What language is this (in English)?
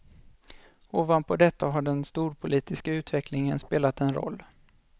Swedish